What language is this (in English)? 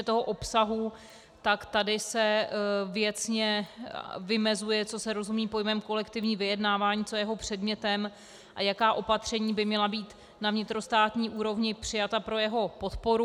Czech